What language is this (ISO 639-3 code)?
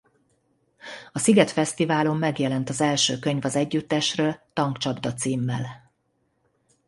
hun